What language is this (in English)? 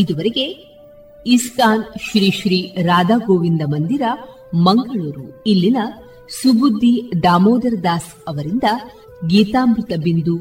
Kannada